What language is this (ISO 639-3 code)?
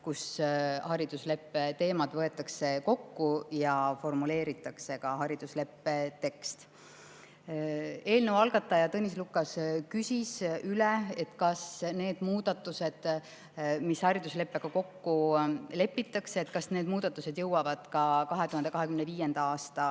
est